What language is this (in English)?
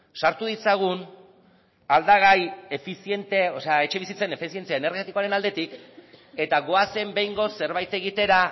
Basque